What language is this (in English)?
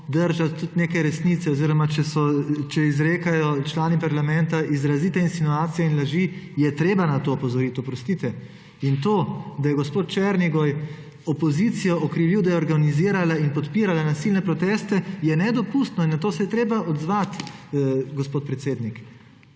Slovenian